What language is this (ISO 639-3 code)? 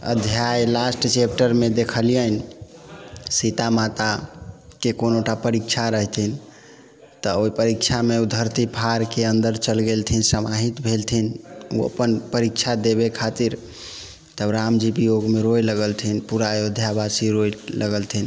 mai